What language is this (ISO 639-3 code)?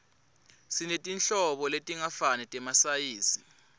ssw